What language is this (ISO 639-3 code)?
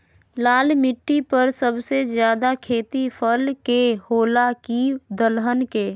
mag